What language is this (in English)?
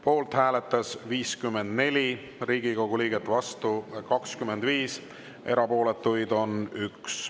Estonian